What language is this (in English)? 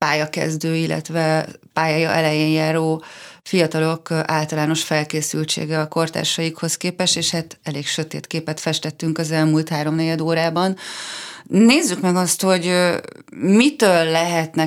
Hungarian